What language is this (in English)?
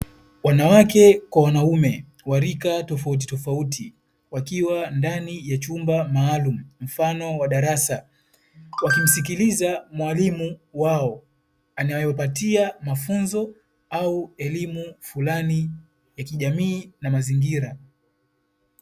Swahili